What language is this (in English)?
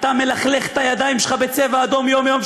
Hebrew